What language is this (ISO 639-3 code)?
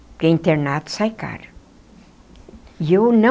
por